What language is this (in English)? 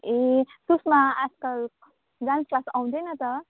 Nepali